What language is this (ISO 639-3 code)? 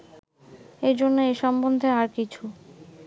ben